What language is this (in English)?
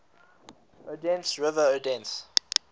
English